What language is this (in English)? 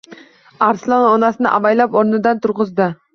Uzbek